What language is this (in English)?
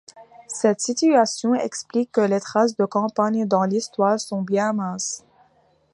French